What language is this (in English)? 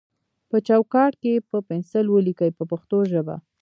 Pashto